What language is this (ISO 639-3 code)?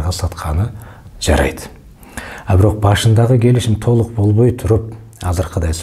tur